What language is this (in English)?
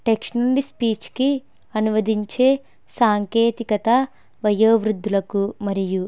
Telugu